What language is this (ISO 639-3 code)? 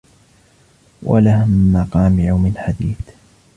ara